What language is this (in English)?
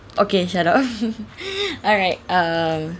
English